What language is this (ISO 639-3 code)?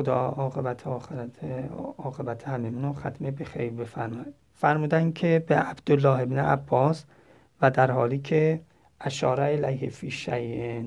fas